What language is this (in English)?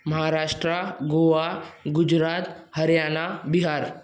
Sindhi